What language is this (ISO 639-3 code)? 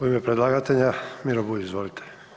hrv